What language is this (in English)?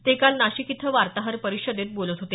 Marathi